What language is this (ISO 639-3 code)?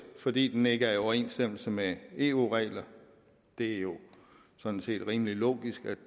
dan